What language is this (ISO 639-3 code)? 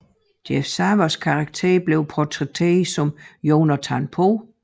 dan